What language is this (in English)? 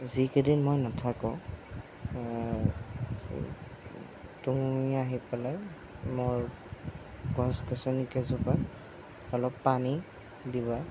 Assamese